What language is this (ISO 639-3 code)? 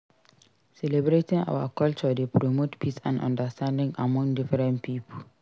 pcm